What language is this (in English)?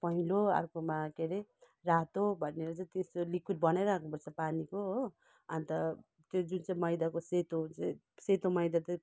Nepali